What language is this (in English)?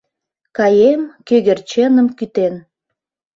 Mari